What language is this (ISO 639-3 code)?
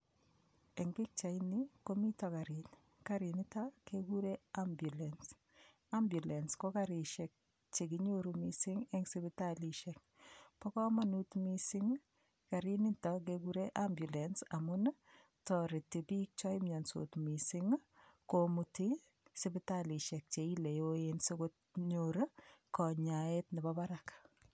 kln